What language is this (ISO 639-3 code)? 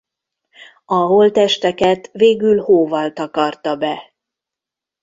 hun